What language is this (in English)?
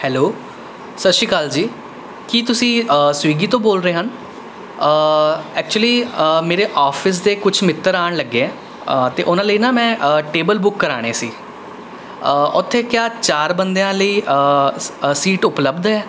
Punjabi